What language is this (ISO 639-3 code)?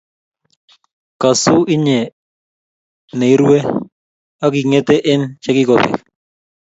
kln